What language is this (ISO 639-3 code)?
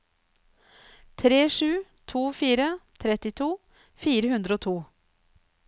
nor